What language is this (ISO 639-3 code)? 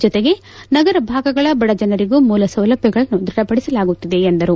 kan